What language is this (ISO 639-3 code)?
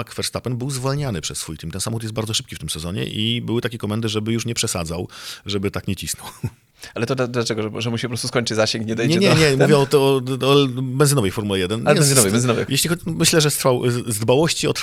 pol